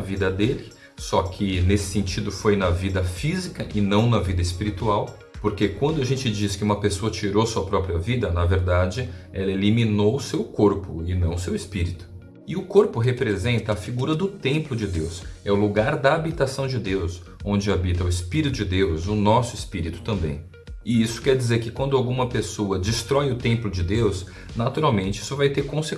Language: Portuguese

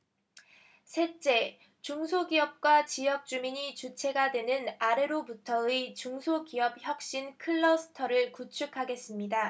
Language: Korean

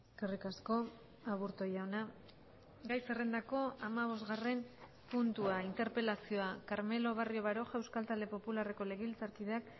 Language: Basque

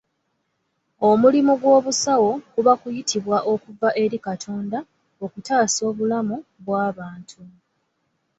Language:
Ganda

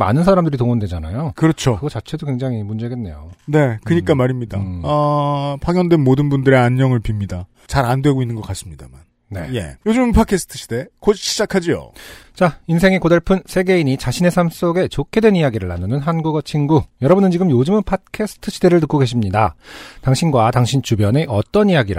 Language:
Korean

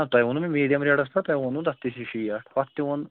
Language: Kashmiri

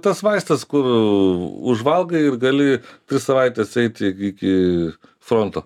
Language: Lithuanian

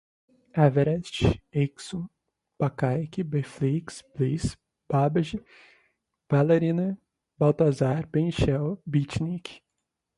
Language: Portuguese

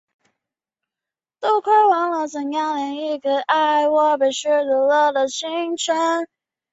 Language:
Chinese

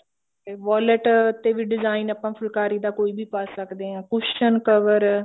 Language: Punjabi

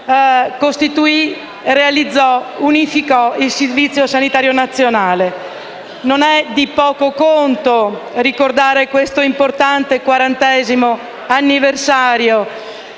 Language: Italian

